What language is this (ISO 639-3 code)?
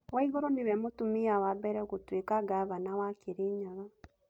kik